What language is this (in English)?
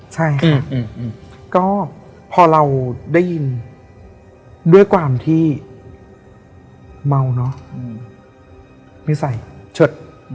Thai